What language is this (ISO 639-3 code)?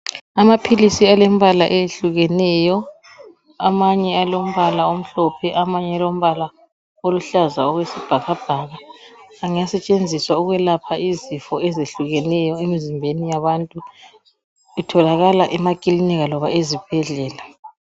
nde